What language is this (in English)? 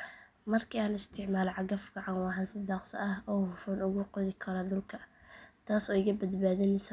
Somali